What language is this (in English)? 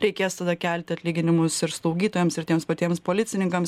Lithuanian